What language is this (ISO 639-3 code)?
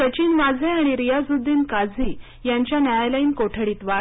mar